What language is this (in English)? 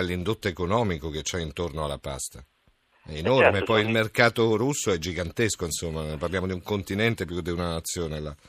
Italian